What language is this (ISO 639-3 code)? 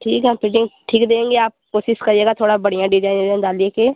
hin